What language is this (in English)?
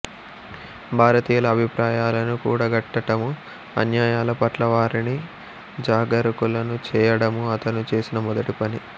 Telugu